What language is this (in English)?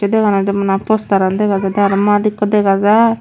Chakma